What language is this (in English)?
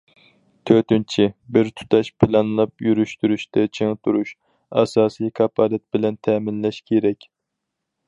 Uyghur